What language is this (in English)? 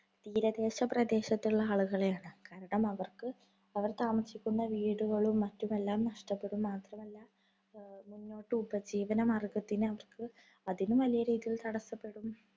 Malayalam